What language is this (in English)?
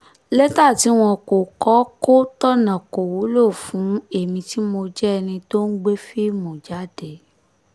Yoruba